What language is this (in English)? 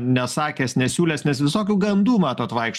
Lithuanian